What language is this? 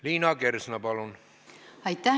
Estonian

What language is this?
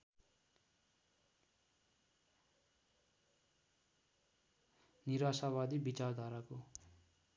Nepali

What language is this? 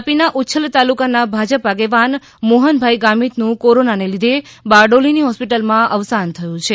Gujarati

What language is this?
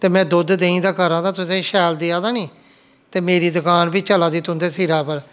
Dogri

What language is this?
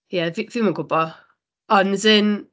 Welsh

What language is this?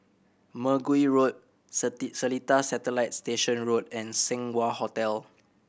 English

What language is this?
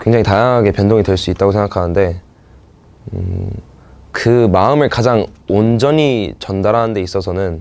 Korean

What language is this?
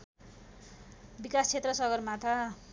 Nepali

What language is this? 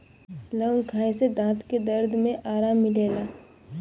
Bhojpuri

